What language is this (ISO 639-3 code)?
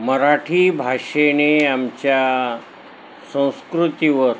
mar